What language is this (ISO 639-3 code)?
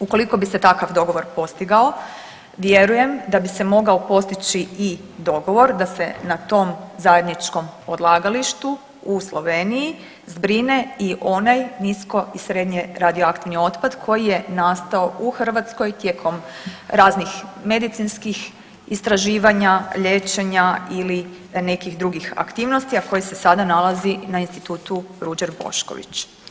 hrv